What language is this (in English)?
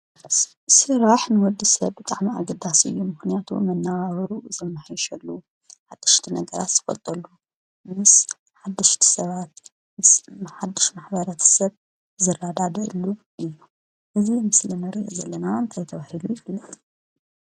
Tigrinya